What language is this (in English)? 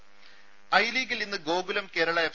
Malayalam